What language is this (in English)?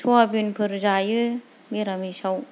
Bodo